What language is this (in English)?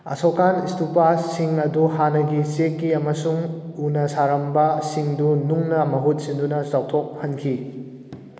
Manipuri